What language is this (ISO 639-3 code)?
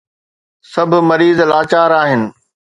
snd